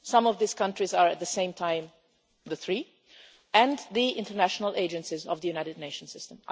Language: English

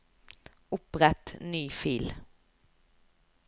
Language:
Norwegian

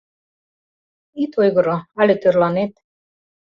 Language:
Mari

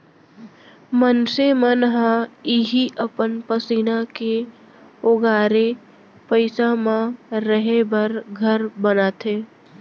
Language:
Chhattisgarhi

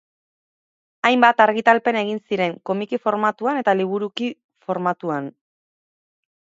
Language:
Basque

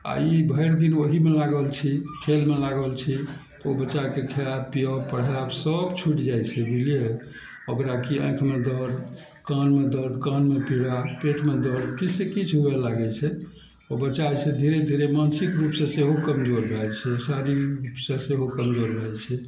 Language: Maithili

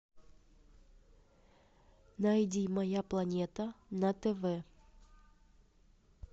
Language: Russian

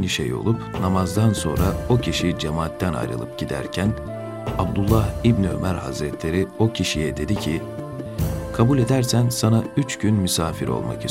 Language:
Turkish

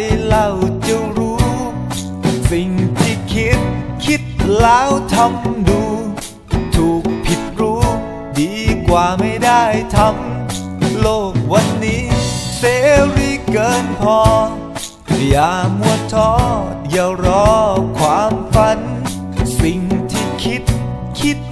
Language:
Thai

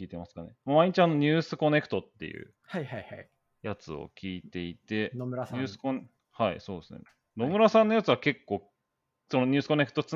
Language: Japanese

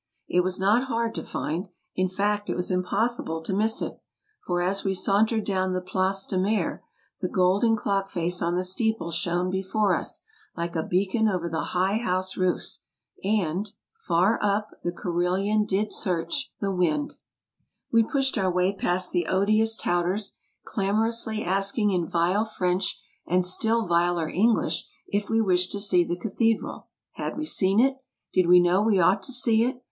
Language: English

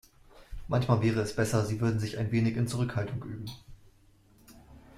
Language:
German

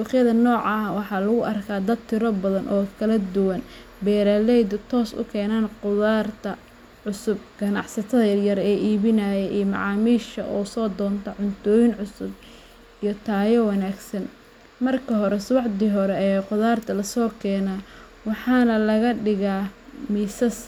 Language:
Somali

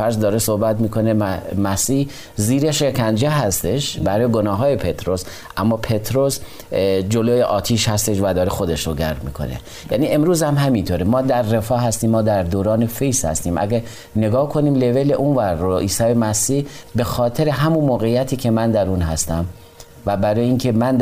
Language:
Persian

